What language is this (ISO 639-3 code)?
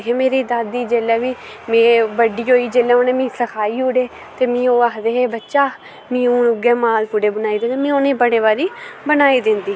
doi